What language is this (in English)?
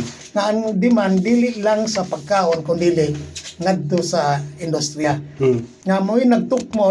Filipino